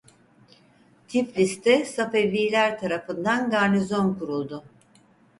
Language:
Turkish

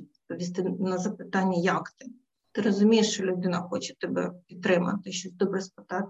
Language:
Ukrainian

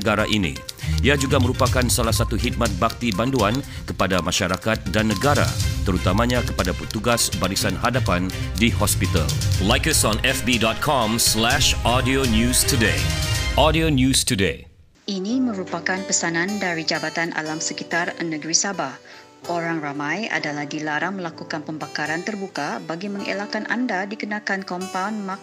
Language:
Malay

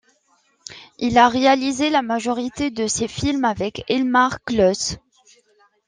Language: French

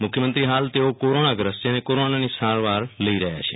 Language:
Gujarati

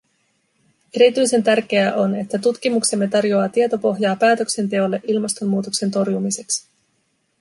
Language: Finnish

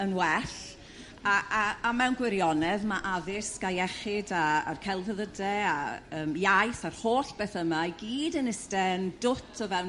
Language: Welsh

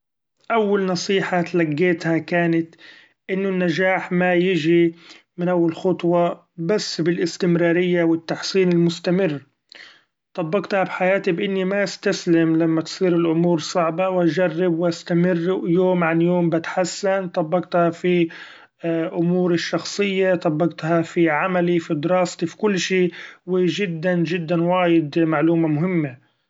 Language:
Gulf Arabic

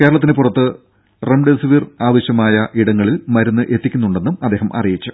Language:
Malayalam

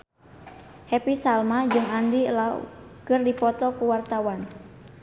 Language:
Sundanese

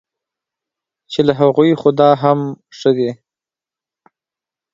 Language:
Pashto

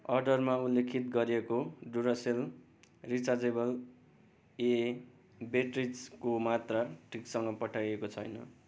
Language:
Nepali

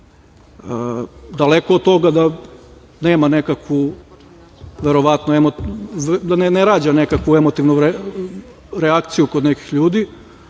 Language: Serbian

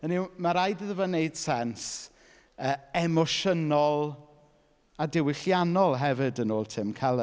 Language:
Welsh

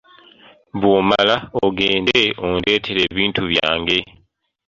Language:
Ganda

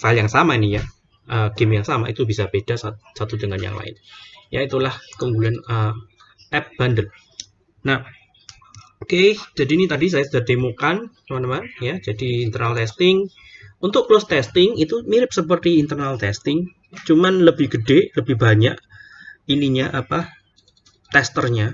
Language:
Indonesian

